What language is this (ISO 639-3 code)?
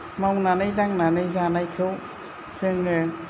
brx